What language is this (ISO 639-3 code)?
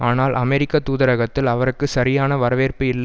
tam